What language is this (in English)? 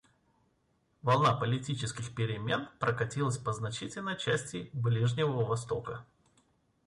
Russian